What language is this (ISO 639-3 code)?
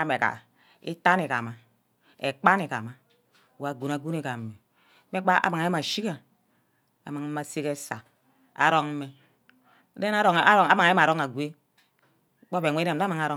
byc